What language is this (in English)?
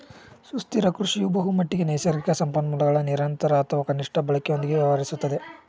Kannada